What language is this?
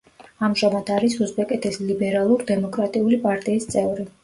Georgian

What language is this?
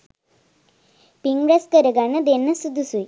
Sinhala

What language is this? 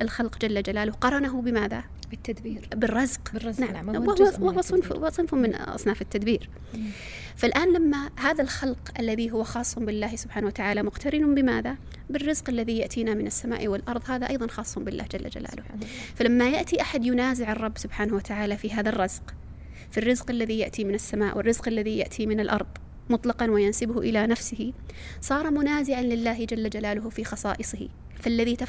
Arabic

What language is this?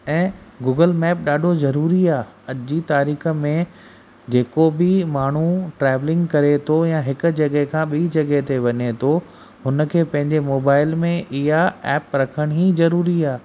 Sindhi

